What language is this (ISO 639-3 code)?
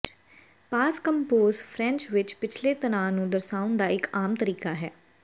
pan